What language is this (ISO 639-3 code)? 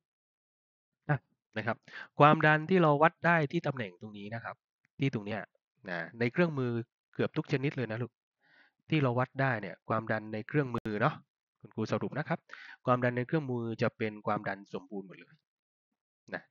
tha